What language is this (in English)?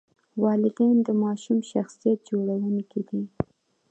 Pashto